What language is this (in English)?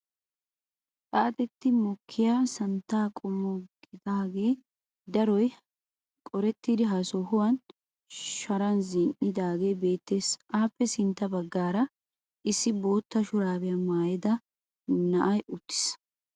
Wolaytta